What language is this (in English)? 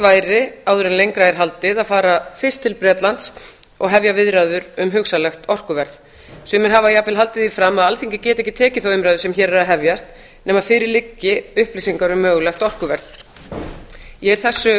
Icelandic